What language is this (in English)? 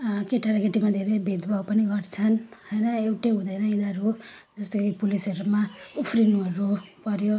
Nepali